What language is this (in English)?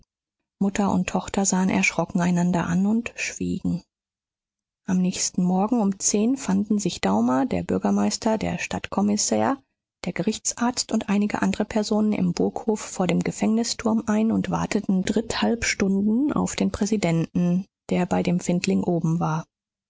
German